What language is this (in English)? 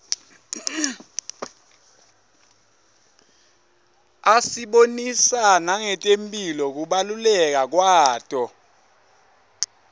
Swati